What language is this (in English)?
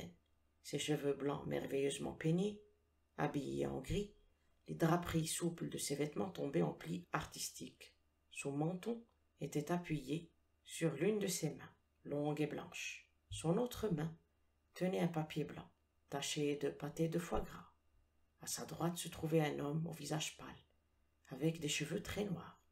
French